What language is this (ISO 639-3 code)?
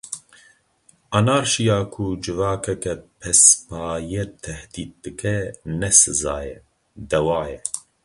kur